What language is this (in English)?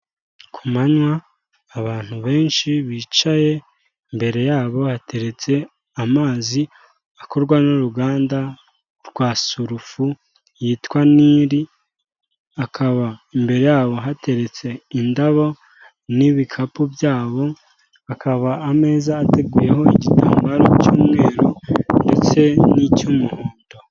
Kinyarwanda